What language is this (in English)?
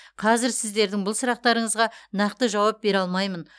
Kazakh